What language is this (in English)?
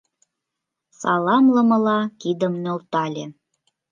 Mari